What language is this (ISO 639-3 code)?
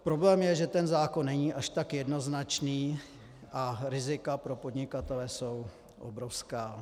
ces